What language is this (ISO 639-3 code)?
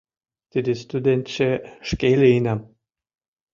chm